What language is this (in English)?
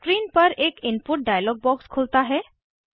Hindi